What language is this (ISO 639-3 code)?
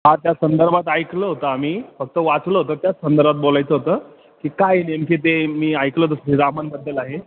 mar